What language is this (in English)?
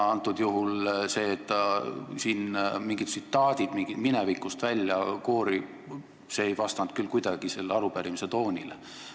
Estonian